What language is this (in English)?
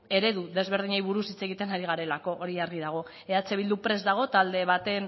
Basque